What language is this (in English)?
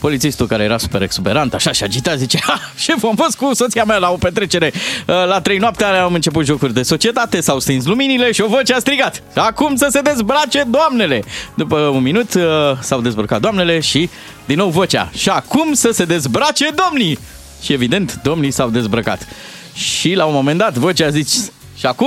Romanian